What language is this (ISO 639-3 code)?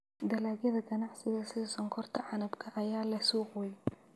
som